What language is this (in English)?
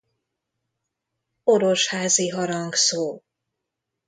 Hungarian